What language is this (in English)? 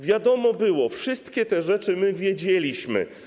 Polish